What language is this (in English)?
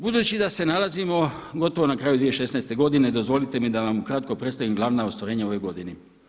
Croatian